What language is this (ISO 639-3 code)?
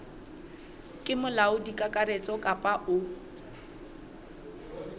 sot